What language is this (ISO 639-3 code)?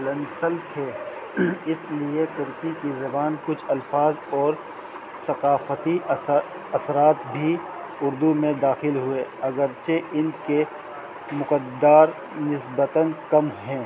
urd